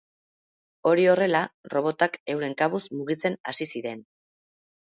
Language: Basque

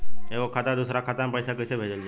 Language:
Bhojpuri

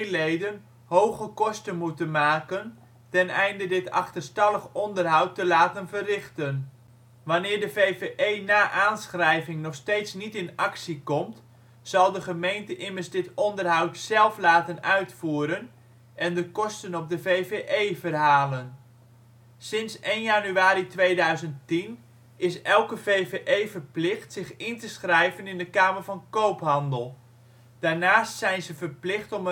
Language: Dutch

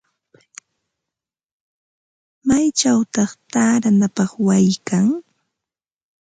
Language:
Ambo-Pasco Quechua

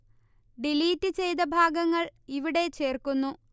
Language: Malayalam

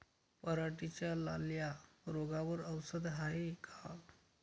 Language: Marathi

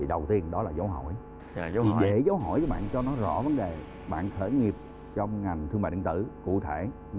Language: Vietnamese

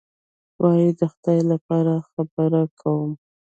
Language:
Pashto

